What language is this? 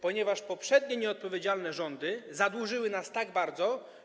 Polish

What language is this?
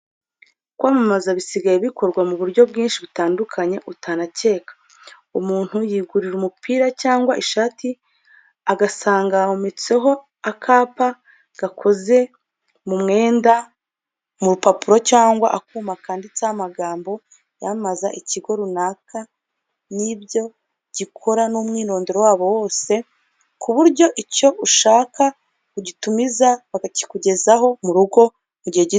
Kinyarwanda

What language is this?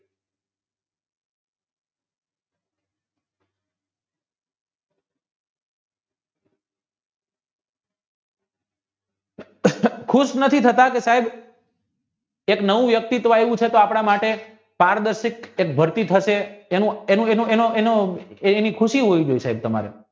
Gujarati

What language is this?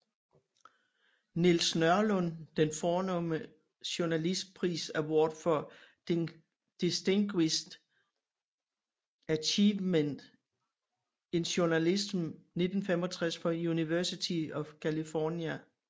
Danish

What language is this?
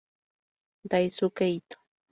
Spanish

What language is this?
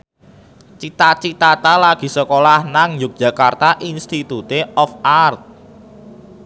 Javanese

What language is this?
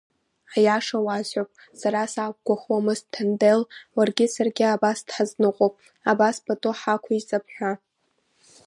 Abkhazian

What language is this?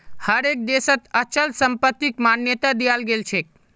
Magahi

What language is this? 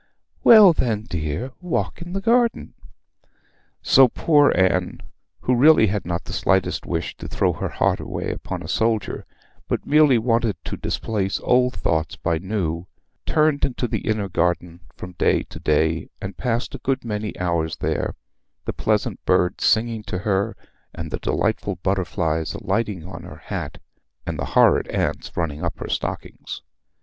English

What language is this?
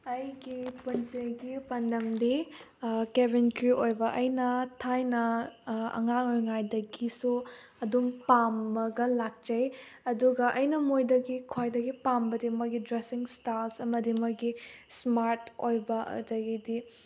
Manipuri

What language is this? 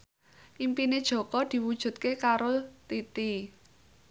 Javanese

